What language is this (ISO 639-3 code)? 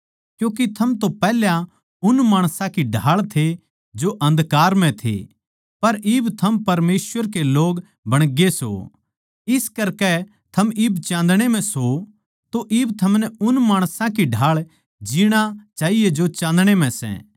bgc